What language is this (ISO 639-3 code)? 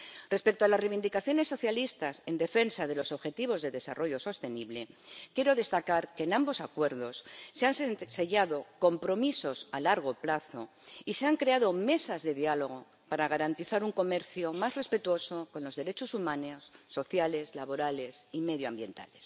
spa